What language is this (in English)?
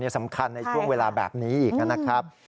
Thai